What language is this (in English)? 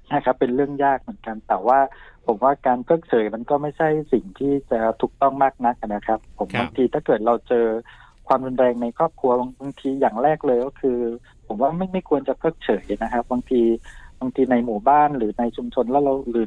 Thai